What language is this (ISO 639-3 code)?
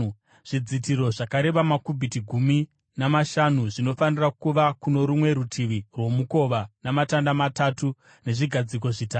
sna